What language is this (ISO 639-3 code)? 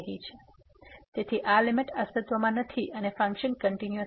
guj